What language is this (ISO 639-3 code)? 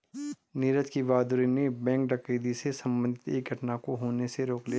hin